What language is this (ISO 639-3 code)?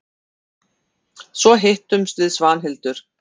isl